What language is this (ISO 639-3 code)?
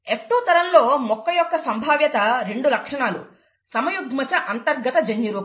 tel